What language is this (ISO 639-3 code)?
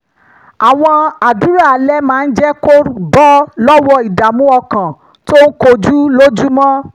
yor